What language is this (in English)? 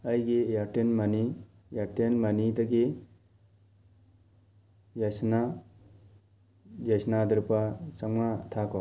Manipuri